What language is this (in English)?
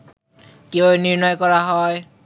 Bangla